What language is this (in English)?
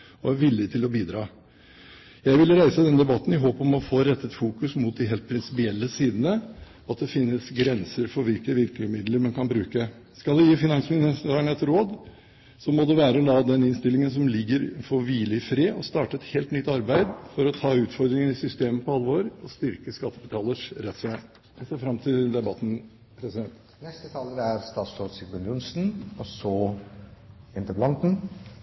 Norwegian Bokmål